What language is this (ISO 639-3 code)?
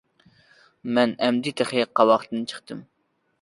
uig